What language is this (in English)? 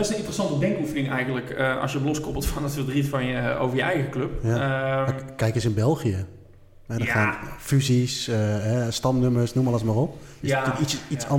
Dutch